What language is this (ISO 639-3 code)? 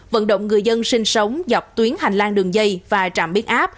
vie